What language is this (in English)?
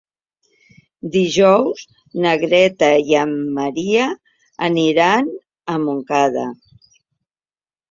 Catalan